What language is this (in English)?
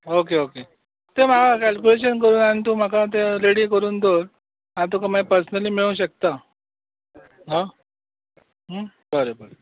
Konkani